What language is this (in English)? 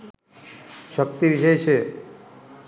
Sinhala